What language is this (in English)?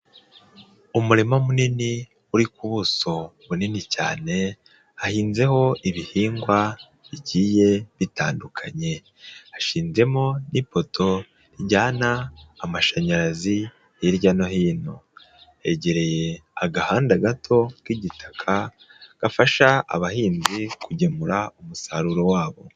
Kinyarwanda